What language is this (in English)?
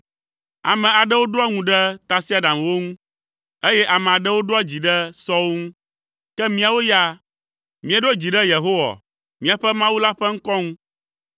Ewe